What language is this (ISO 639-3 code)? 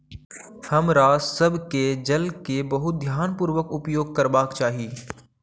mai